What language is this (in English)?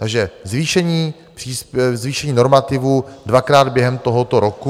Czech